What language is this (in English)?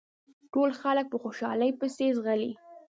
Pashto